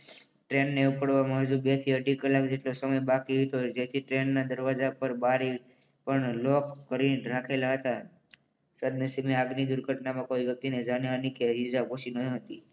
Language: Gujarati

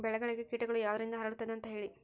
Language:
Kannada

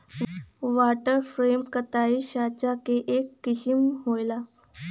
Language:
Bhojpuri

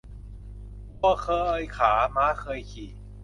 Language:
Thai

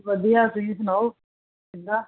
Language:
Punjabi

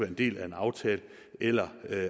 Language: Danish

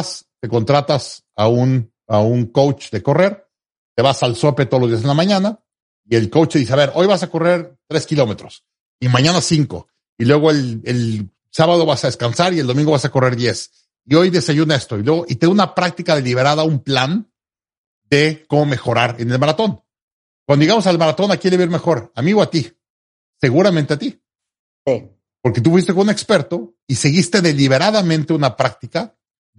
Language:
Spanish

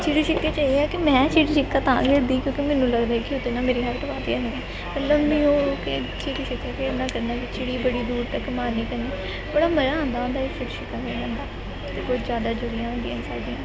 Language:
Punjabi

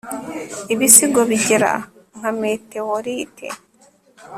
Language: Kinyarwanda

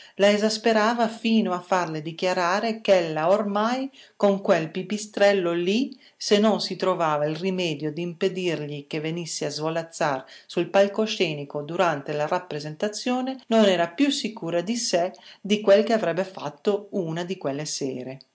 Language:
Italian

